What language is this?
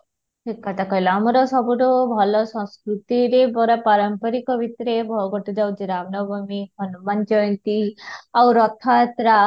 Odia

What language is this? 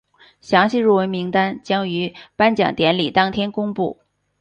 Chinese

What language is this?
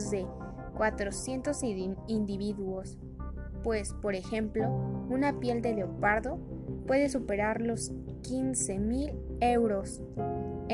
Spanish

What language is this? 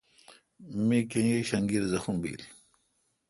Kalkoti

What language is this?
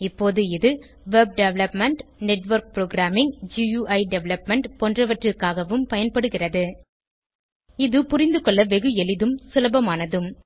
Tamil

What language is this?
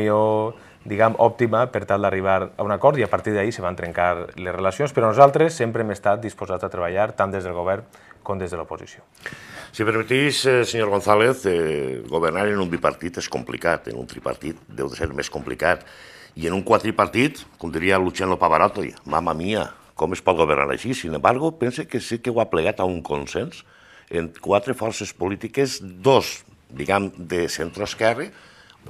Spanish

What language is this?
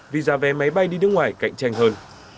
Vietnamese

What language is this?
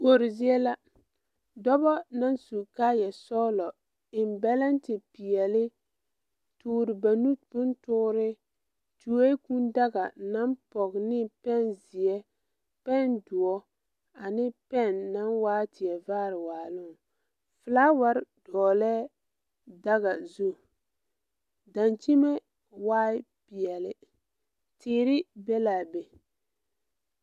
Southern Dagaare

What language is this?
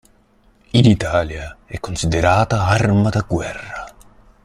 Italian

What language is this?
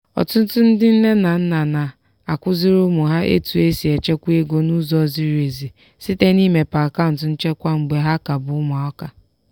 Igbo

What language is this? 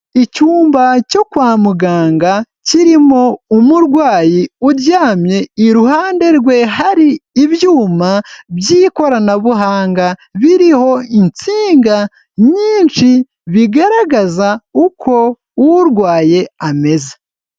Kinyarwanda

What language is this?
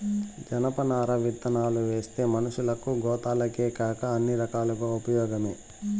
Telugu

